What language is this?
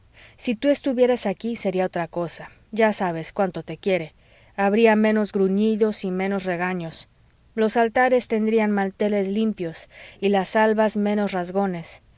Spanish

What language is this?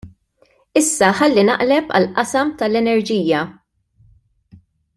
Maltese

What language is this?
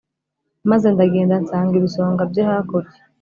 Kinyarwanda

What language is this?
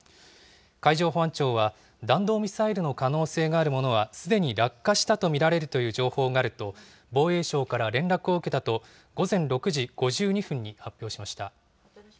Japanese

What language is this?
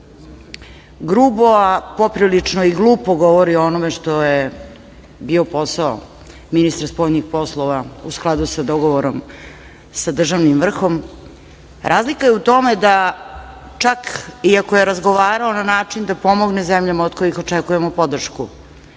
Serbian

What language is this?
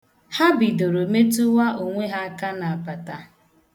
Igbo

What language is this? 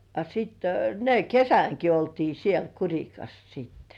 Finnish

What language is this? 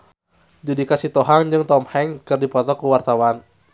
Sundanese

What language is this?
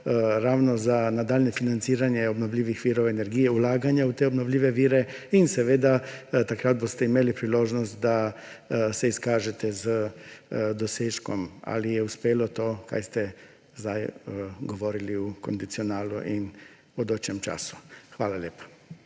Slovenian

